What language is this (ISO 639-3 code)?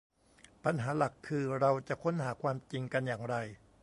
tha